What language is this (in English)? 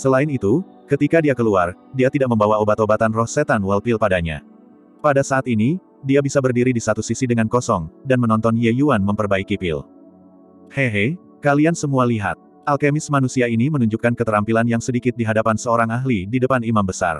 Indonesian